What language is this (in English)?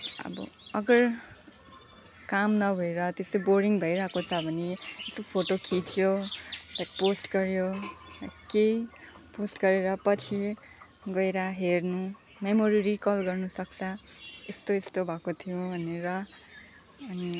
Nepali